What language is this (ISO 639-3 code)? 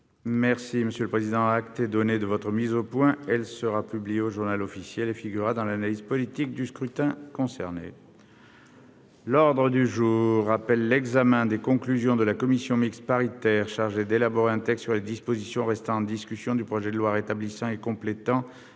fra